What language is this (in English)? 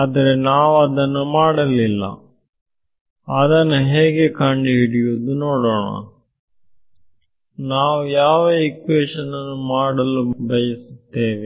Kannada